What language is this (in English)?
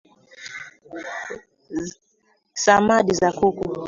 Swahili